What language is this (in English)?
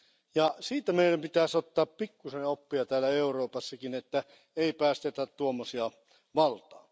Finnish